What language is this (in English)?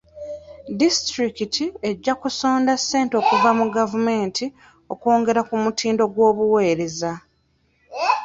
Ganda